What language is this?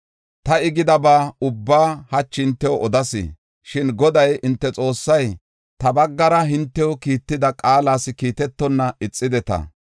Gofa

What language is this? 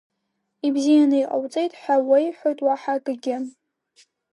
Abkhazian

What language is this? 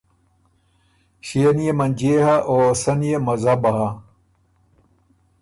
Ormuri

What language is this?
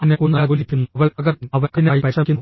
Malayalam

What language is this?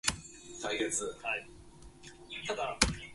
Japanese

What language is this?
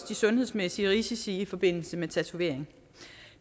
Danish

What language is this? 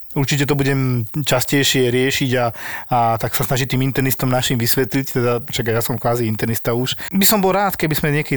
Slovak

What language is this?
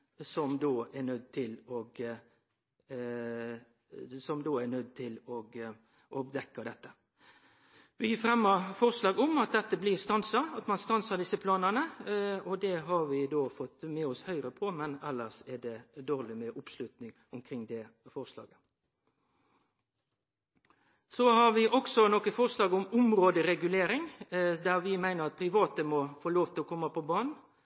Norwegian Nynorsk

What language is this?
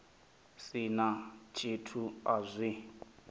Venda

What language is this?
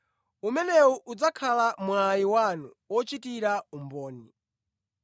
Nyanja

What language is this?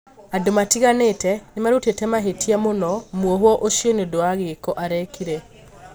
Kikuyu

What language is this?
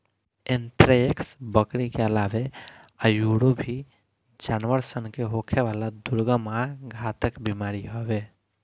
Bhojpuri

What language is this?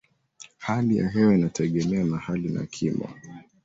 Swahili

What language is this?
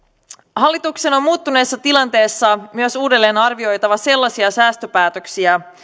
Finnish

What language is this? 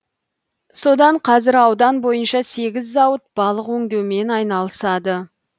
Kazakh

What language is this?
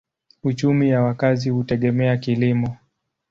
Swahili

